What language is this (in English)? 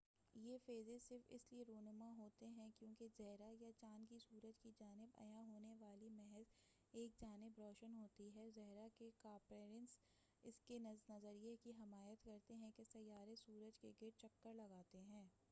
Urdu